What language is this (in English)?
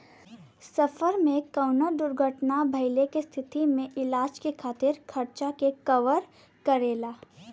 Bhojpuri